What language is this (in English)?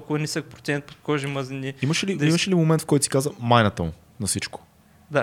Bulgarian